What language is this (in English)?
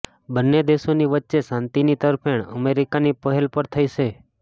Gujarati